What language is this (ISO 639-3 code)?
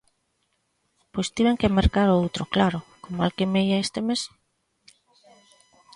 glg